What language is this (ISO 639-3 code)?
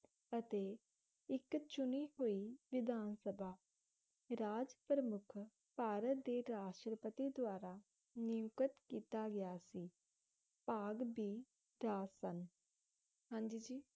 pan